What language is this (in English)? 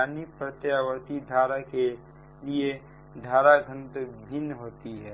Hindi